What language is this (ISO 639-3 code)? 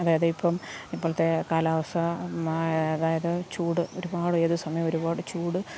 mal